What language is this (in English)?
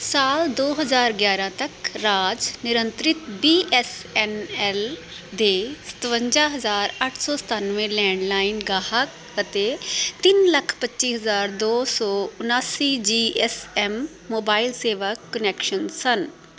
Punjabi